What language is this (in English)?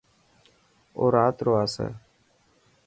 Dhatki